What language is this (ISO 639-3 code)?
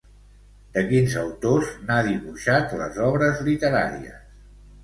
cat